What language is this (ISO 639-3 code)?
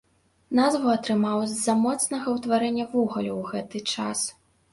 bel